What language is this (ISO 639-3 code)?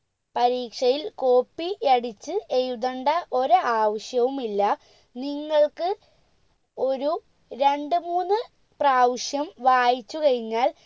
mal